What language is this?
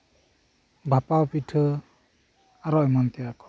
Santali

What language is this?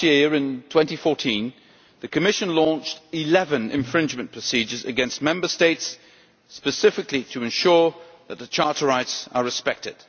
English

